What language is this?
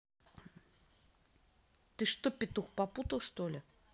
Russian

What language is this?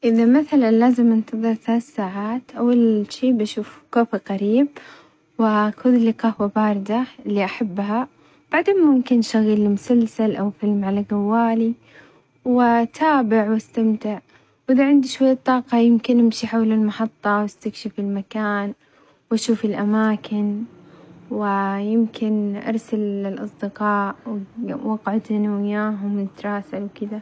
Omani Arabic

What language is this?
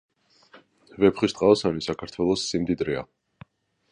Georgian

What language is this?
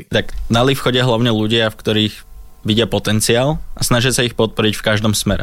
Slovak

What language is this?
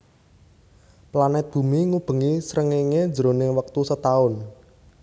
Javanese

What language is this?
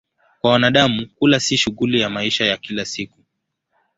Swahili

